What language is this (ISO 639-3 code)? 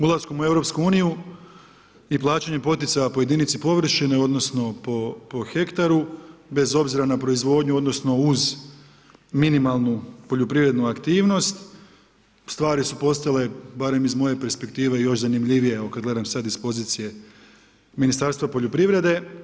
hrv